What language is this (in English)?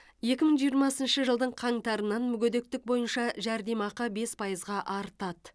Kazakh